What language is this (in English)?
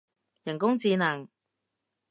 Cantonese